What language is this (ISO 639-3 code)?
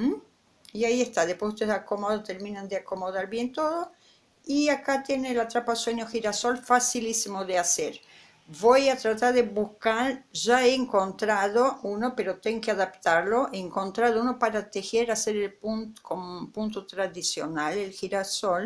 spa